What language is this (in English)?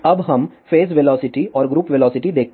Hindi